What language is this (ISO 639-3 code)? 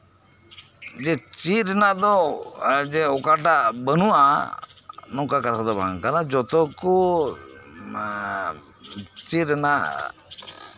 sat